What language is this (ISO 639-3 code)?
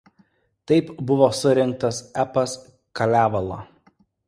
lit